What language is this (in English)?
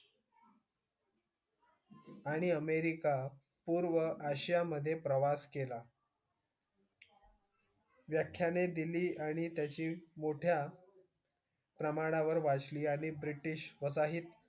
Marathi